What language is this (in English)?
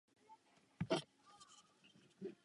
Czech